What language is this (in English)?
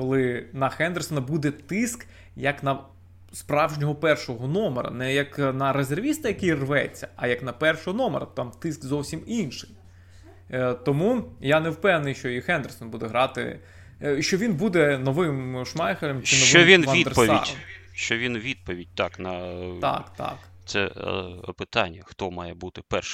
Ukrainian